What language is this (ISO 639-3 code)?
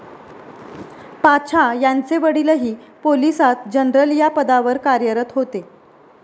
mar